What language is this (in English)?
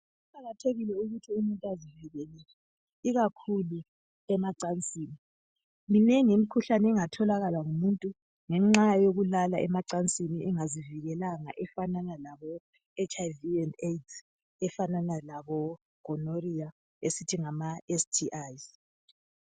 North Ndebele